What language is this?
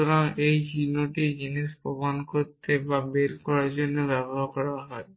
Bangla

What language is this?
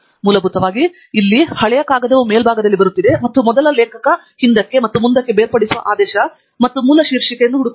Kannada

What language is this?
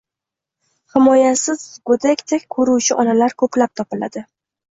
Uzbek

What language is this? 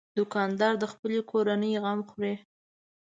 Pashto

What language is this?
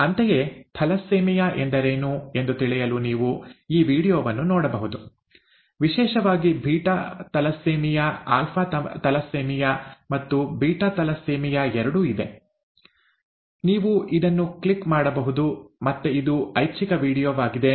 Kannada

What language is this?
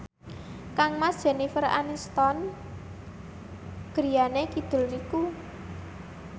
Javanese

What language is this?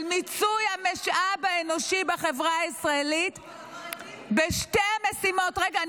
Hebrew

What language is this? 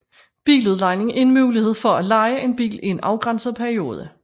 Danish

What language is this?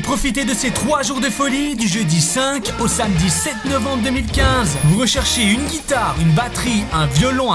French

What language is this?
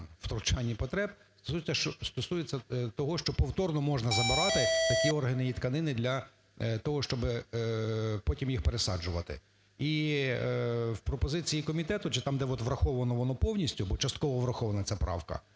Ukrainian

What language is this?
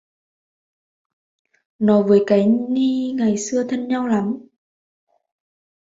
Vietnamese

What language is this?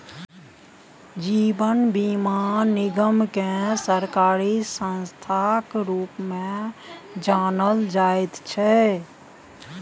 Maithili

